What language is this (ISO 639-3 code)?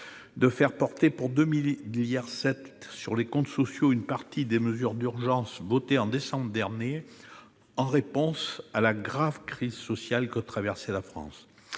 fra